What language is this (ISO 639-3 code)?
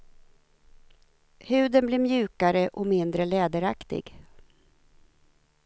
swe